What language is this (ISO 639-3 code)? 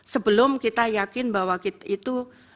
ind